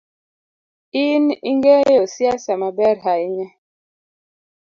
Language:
Luo (Kenya and Tanzania)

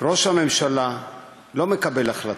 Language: Hebrew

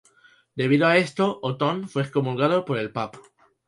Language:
Spanish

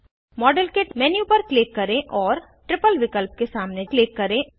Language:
Hindi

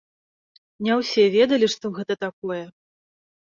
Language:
Belarusian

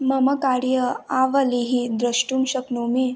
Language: Sanskrit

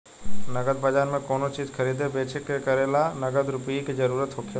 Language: Bhojpuri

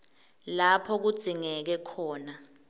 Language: Swati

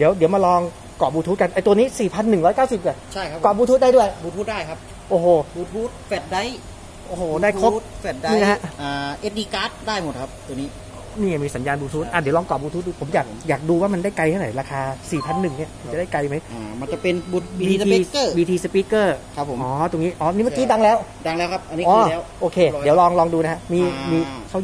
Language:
Thai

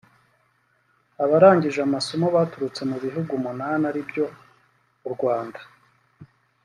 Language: Kinyarwanda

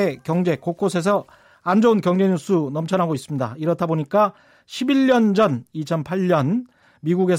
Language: Korean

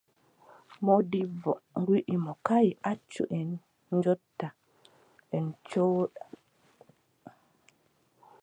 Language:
Adamawa Fulfulde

